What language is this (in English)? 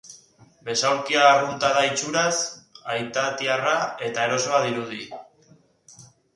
Basque